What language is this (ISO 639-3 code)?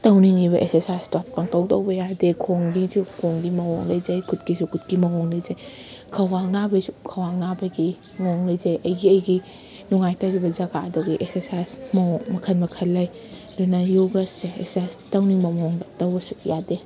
mni